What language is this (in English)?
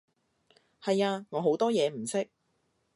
Cantonese